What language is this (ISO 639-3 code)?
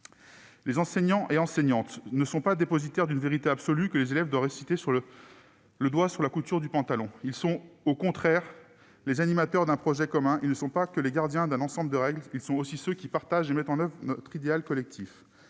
fra